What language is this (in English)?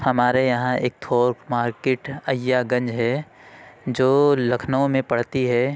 Urdu